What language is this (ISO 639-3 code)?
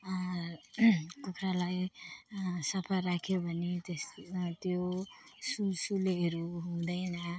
nep